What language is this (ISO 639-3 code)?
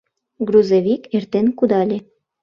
chm